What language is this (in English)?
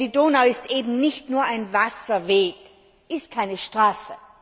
German